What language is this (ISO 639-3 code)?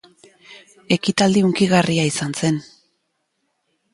eus